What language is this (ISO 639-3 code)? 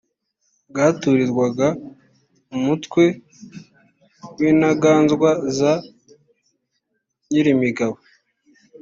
kin